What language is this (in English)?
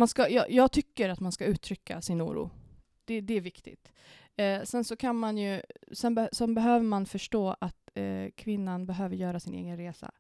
Swedish